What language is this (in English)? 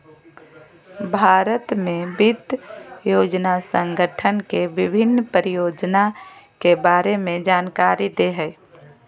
Magahi